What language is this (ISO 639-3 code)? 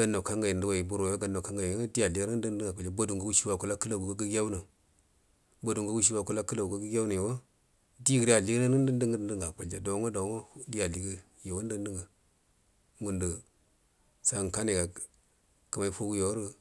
bdm